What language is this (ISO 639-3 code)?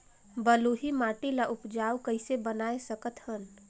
hne